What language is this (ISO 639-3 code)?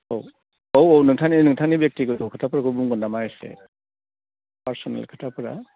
brx